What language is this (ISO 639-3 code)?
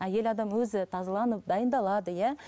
kaz